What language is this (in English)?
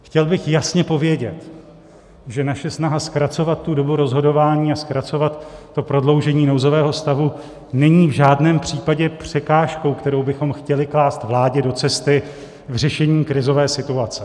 Czech